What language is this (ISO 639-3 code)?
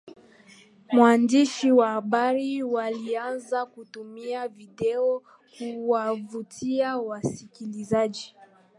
swa